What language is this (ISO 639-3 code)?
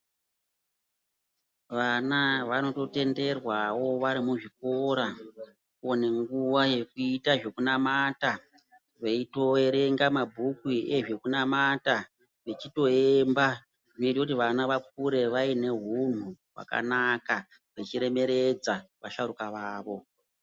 ndc